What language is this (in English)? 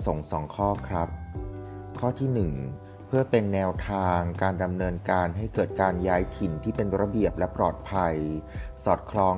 Thai